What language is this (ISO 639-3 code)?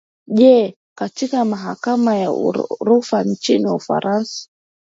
swa